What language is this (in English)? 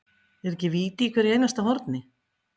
Icelandic